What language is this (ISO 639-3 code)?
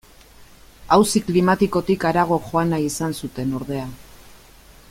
eus